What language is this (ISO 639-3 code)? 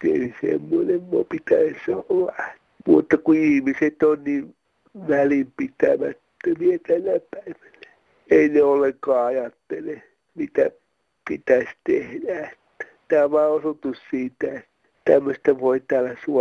fin